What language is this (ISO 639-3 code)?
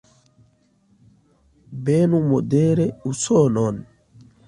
epo